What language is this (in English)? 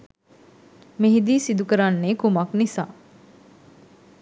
Sinhala